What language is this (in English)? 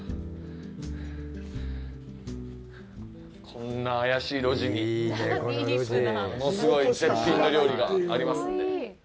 Japanese